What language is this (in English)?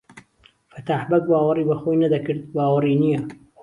Central Kurdish